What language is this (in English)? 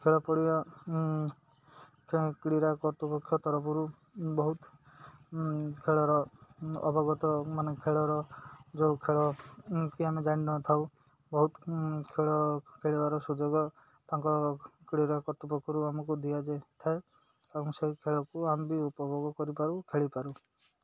Odia